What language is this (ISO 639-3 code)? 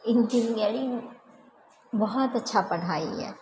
mai